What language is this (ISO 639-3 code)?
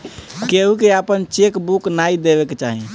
bho